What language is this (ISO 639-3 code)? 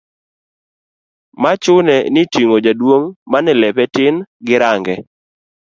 luo